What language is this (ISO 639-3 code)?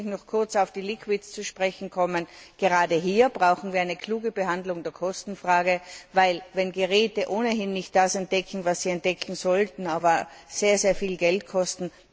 deu